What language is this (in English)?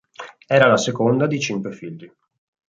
Italian